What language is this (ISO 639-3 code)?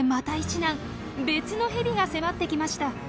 jpn